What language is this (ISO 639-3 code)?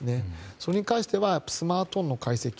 jpn